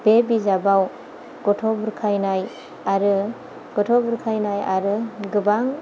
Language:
Bodo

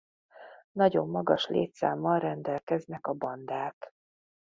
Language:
Hungarian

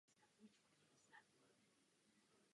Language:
Czech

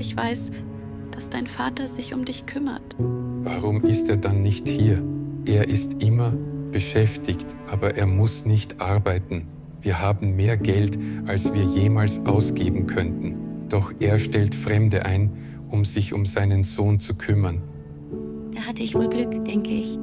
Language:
German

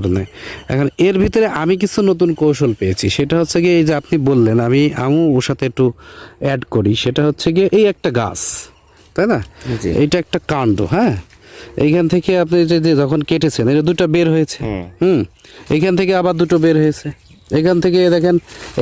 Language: Bangla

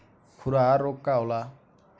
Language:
Bhojpuri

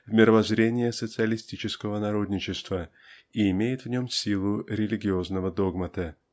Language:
Russian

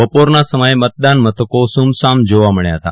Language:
Gujarati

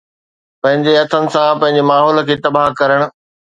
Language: Sindhi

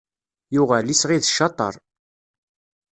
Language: Kabyle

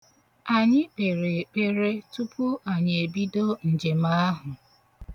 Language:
Igbo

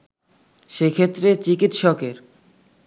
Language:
Bangla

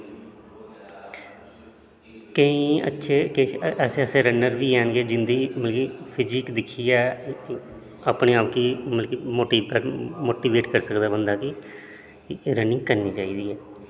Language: Dogri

